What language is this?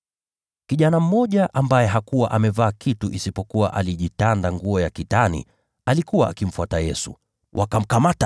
Swahili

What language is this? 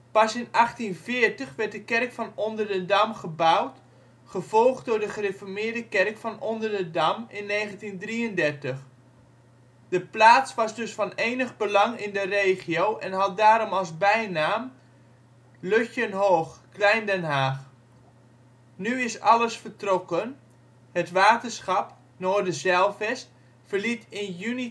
Dutch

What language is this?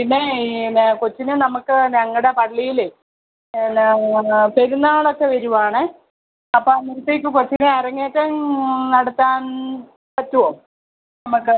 Malayalam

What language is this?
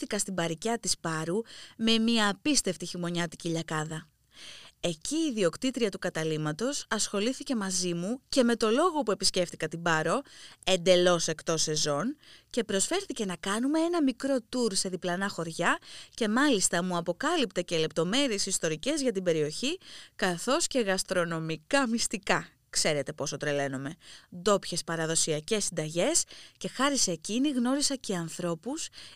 Greek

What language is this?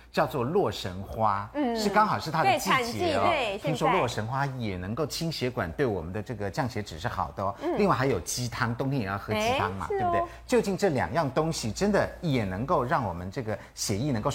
Chinese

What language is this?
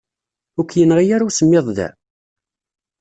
Kabyle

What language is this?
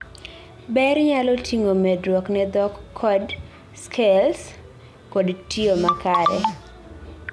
Luo (Kenya and Tanzania)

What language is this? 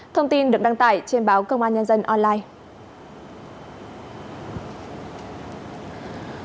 Vietnamese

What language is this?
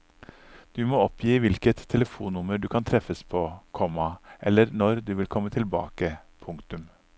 Norwegian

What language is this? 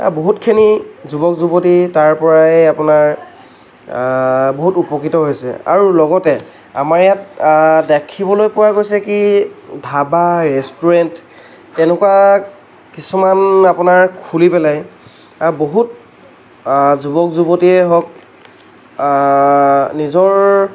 Assamese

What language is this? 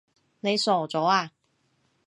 Cantonese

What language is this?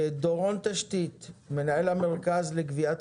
Hebrew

